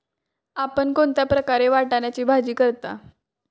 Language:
Marathi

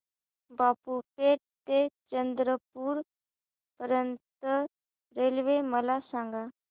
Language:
Marathi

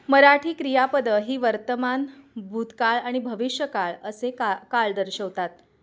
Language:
Marathi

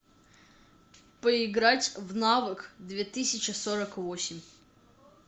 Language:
Russian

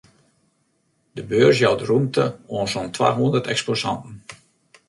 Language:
Western Frisian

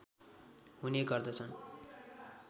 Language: Nepali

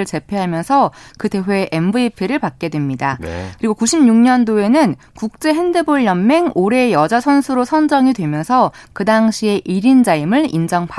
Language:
Korean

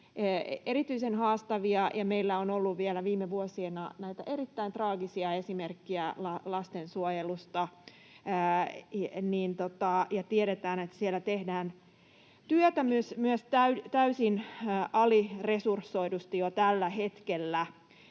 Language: Finnish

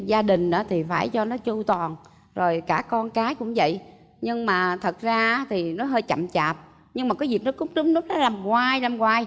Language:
Vietnamese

